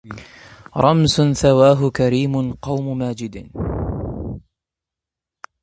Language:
Arabic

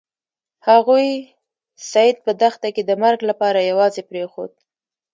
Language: Pashto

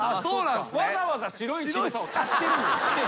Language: Japanese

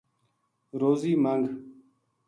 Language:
Gujari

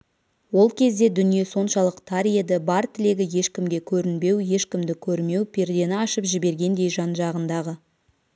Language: Kazakh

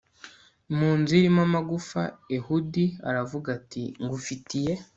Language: Kinyarwanda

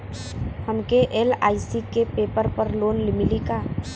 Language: Bhojpuri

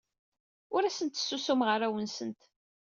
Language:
Kabyle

